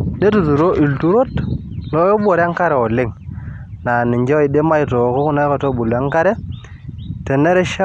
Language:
Masai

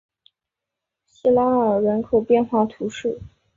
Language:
Chinese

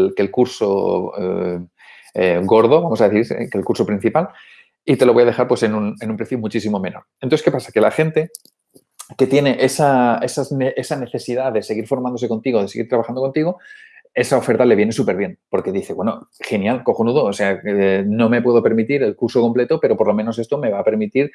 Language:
Spanish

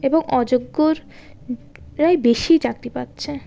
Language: Bangla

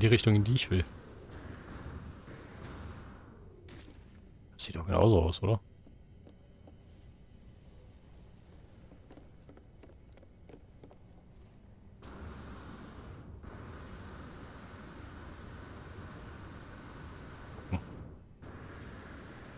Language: German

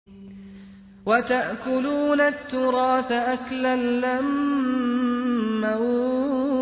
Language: Arabic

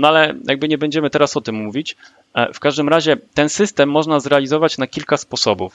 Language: Polish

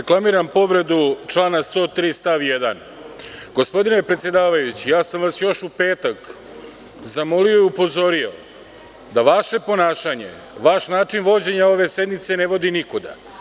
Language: Serbian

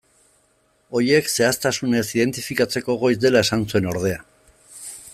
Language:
Basque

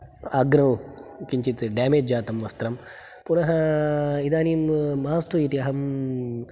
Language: Sanskrit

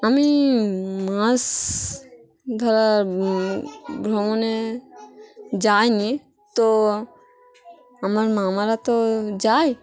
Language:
Bangla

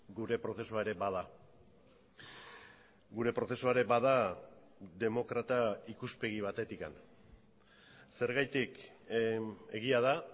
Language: Basque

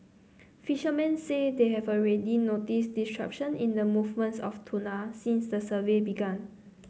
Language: English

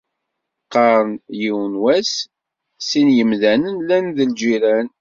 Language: Kabyle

